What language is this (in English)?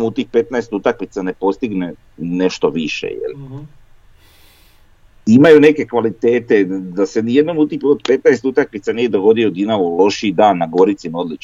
Croatian